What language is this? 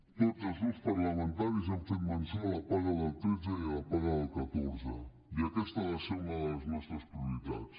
Catalan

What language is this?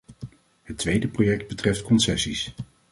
Dutch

